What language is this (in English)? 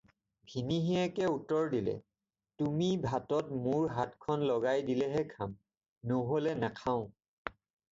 Assamese